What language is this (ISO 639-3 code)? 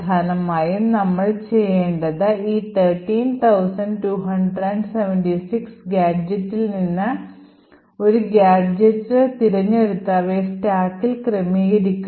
mal